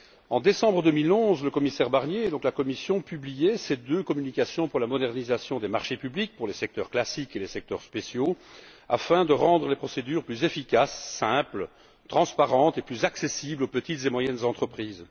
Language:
French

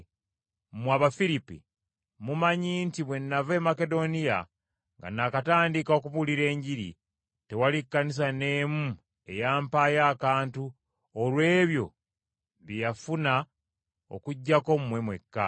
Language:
Ganda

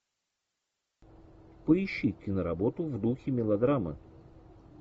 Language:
Russian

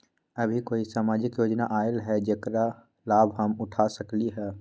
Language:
Magahi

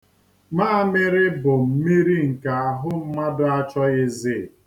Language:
Igbo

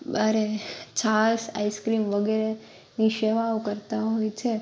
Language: Gujarati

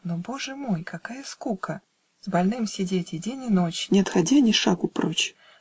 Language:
Russian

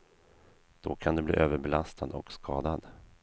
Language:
Swedish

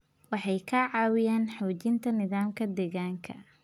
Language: Somali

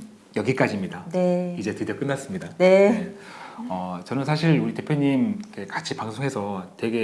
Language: Korean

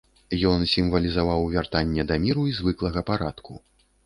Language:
Belarusian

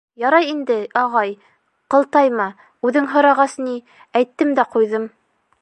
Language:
Bashkir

